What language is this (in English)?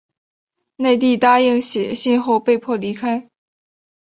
Chinese